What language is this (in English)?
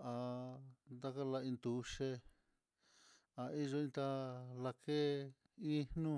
Mitlatongo Mixtec